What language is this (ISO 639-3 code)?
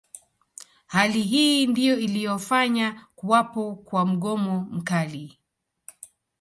swa